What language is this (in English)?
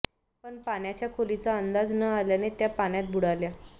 Marathi